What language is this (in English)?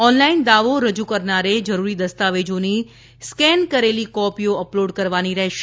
Gujarati